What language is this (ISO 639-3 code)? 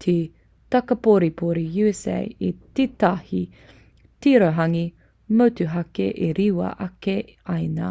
mri